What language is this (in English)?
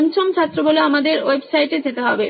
Bangla